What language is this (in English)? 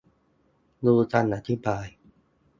Thai